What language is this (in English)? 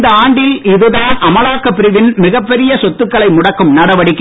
Tamil